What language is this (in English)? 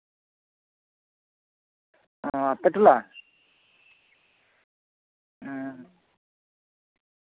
Santali